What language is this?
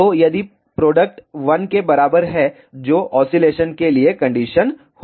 Hindi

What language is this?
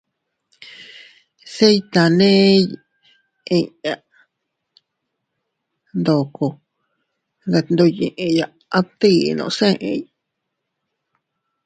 Teutila Cuicatec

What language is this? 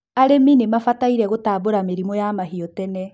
Kikuyu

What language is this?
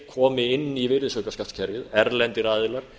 Icelandic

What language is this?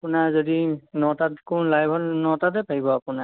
Assamese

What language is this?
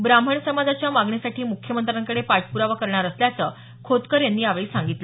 Marathi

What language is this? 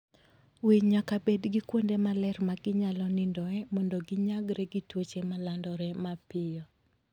Luo (Kenya and Tanzania)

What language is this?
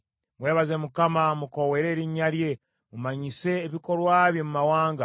Ganda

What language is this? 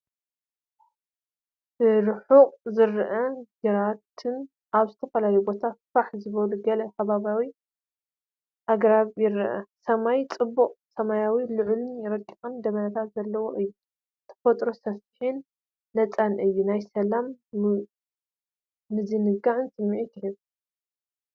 Tigrinya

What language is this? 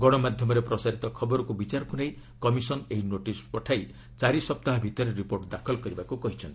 Odia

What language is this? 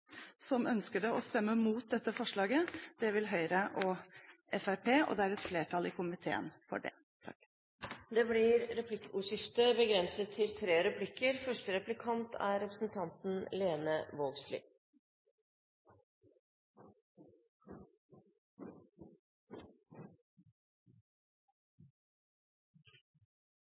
Norwegian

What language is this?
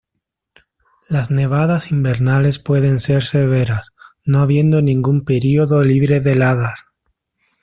Spanish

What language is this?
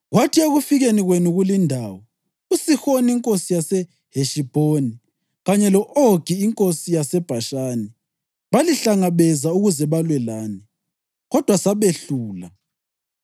North Ndebele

